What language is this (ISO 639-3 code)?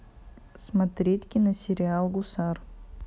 rus